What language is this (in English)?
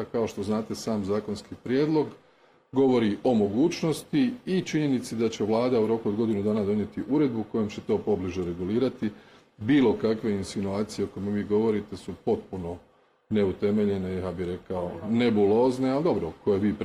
Croatian